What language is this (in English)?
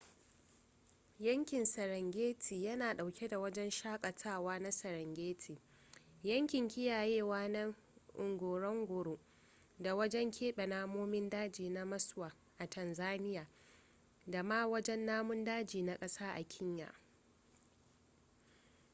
Hausa